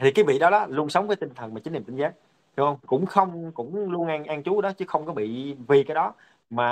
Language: Vietnamese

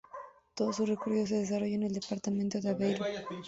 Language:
Spanish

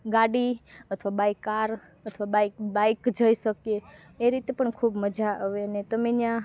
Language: Gujarati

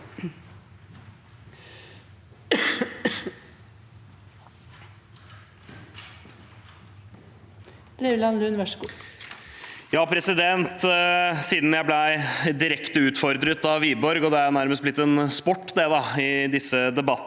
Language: Norwegian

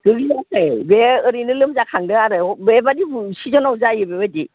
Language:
Bodo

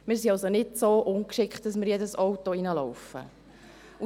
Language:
Swiss German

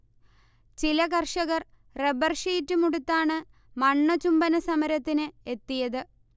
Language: Malayalam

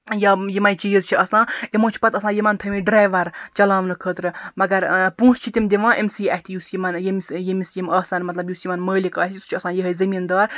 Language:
Kashmiri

